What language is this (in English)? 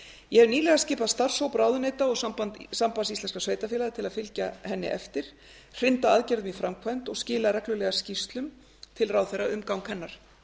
Icelandic